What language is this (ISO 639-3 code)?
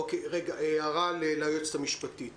heb